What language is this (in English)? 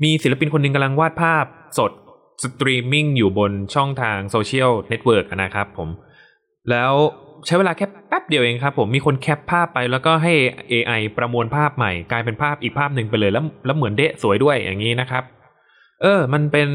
Thai